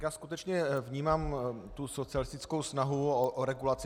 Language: Czech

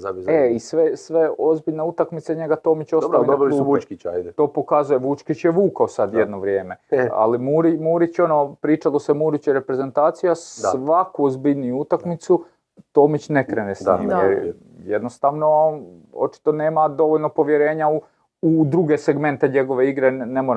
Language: Croatian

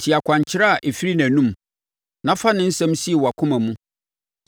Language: Akan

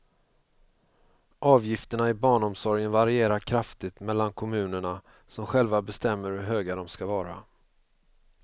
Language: Swedish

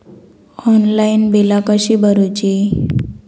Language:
Marathi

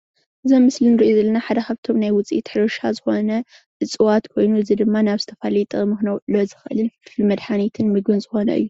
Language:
Tigrinya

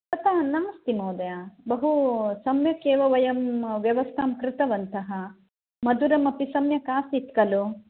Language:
Sanskrit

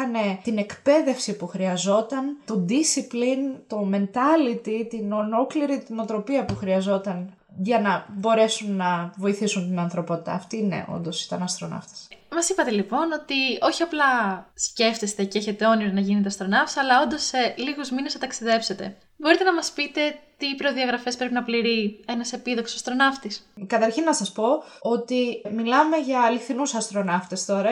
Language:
Greek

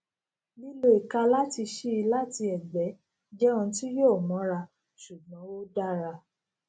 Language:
Yoruba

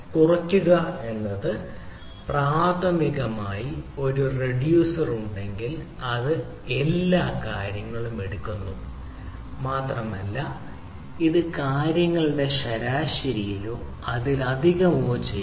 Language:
Malayalam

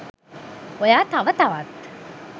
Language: Sinhala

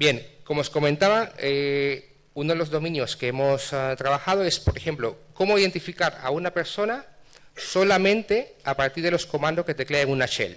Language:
Spanish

